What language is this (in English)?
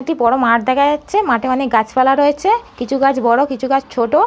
Bangla